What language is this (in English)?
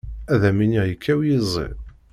Kabyle